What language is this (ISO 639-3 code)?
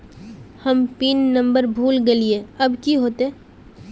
mag